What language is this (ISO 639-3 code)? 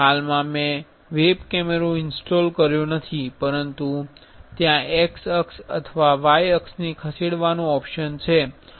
guj